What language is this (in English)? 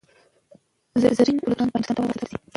Pashto